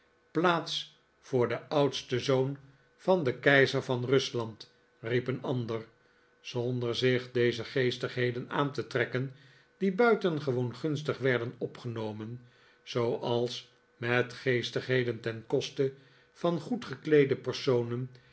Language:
Dutch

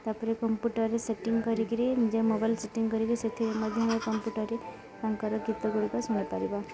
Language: Odia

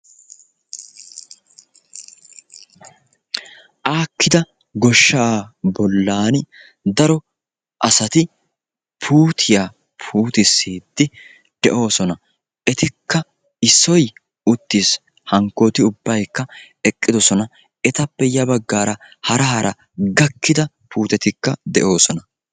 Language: Wolaytta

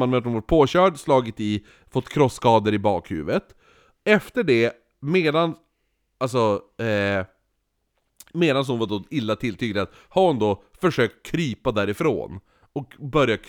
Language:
Swedish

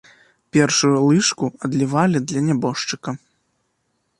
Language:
Belarusian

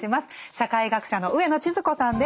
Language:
Japanese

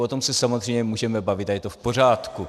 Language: Czech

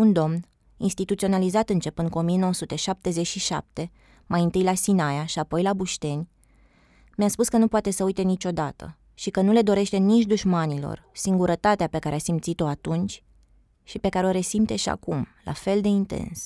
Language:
Romanian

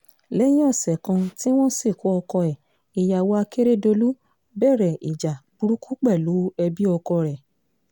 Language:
Yoruba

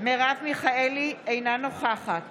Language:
Hebrew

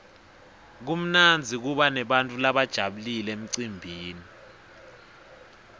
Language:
Swati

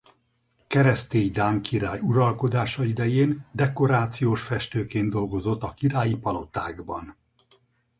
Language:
Hungarian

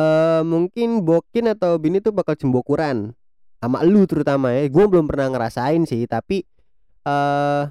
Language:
Indonesian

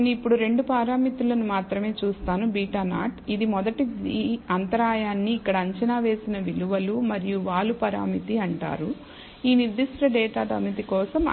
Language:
Telugu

